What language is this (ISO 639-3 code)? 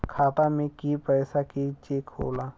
bho